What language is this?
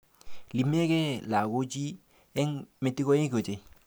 Kalenjin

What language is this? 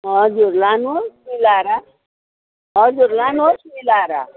Nepali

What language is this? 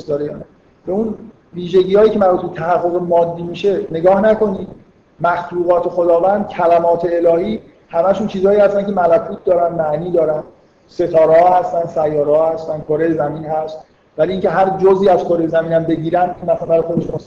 Persian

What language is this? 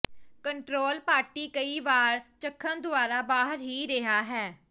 Punjabi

